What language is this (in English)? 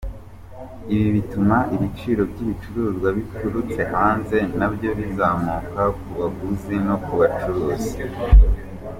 Kinyarwanda